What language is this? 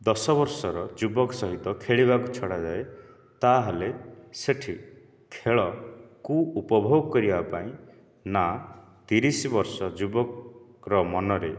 Odia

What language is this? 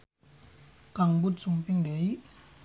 Sundanese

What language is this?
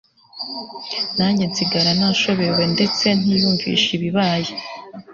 Kinyarwanda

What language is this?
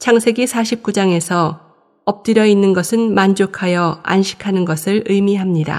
Korean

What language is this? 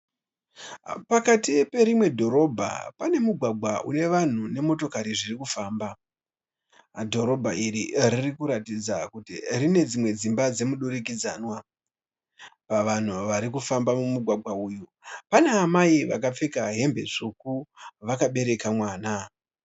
Shona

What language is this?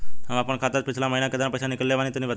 Bhojpuri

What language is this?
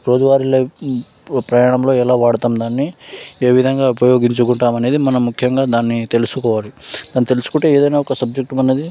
Telugu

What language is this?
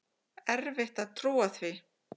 Icelandic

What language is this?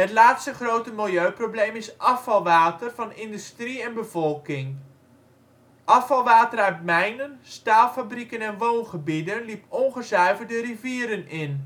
Dutch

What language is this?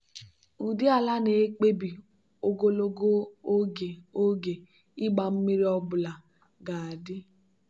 Igbo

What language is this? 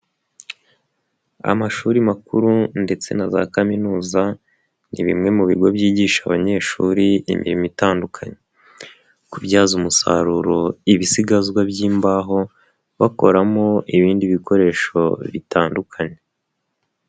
Kinyarwanda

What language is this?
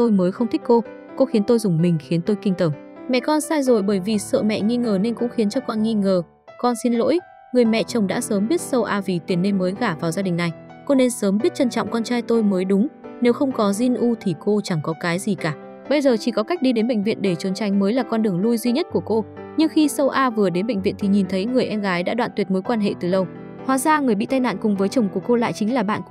Vietnamese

